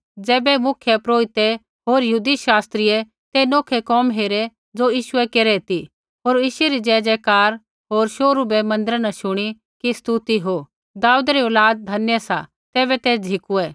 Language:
Kullu Pahari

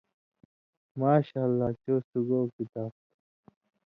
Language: Indus Kohistani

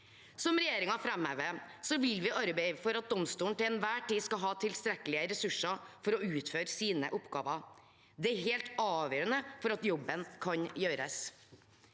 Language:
Norwegian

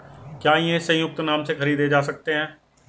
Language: Hindi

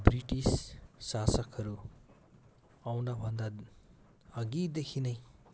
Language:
Nepali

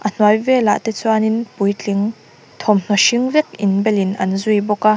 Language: Mizo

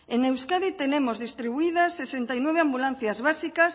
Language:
Spanish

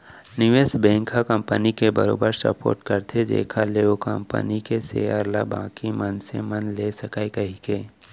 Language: Chhattisgarhi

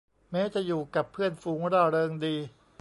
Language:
Thai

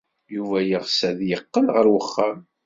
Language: Kabyle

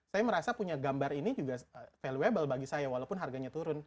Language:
Indonesian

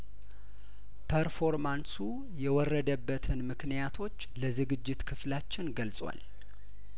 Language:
Amharic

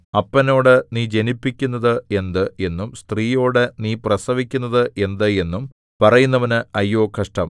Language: Malayalam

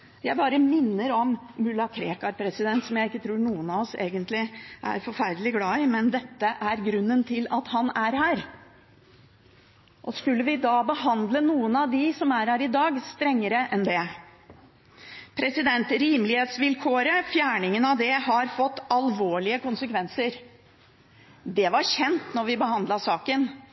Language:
Norwegian Bokmål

